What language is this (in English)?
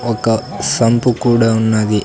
Telugu